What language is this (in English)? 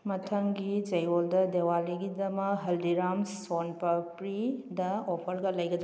Manipuri